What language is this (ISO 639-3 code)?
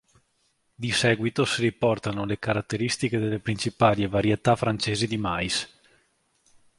ita